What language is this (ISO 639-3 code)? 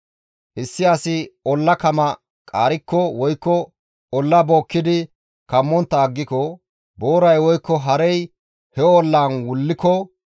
gmv